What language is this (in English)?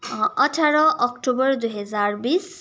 Nepali